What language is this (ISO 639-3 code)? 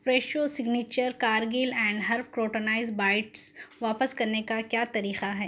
urd